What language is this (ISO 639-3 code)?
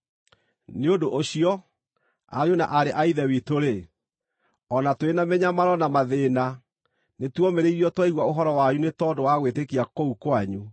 kik